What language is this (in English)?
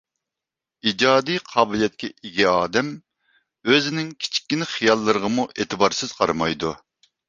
Uyghur